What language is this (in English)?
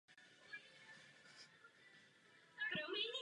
Czech